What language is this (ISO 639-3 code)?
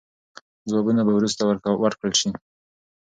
pus